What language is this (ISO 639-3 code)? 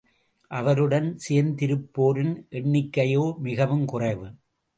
tam